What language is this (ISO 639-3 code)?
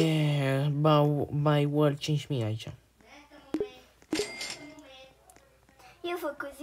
ron